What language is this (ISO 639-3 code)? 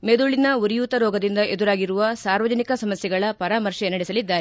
kan